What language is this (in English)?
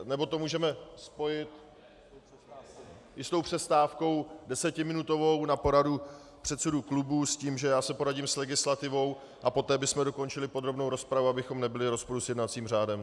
Czech